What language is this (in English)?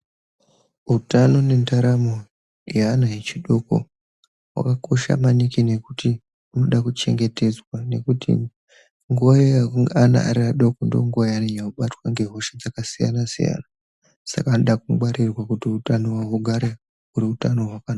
Ndau